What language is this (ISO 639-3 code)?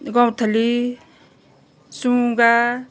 nep